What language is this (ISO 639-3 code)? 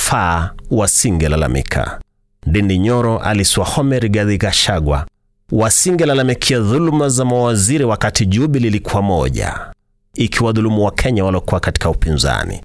swa